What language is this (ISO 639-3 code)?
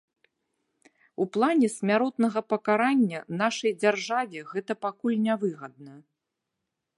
bel